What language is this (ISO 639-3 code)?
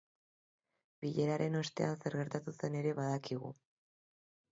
eus